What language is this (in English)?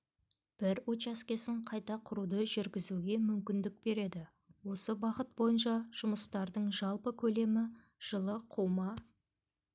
Kazakh